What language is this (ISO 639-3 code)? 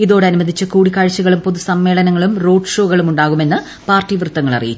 mal